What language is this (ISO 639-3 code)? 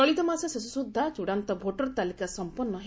ori